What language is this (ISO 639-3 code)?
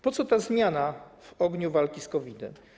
pol